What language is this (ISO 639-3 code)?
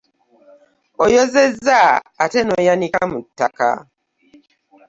lug